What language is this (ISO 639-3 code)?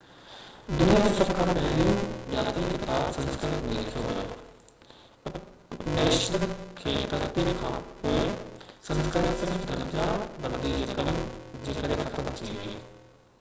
snd